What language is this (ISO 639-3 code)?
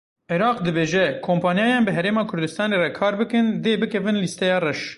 kur